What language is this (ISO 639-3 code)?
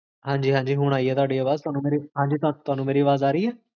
pan